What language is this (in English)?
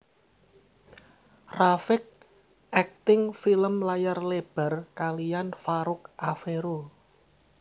Javanese